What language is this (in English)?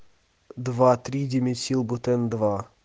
Russian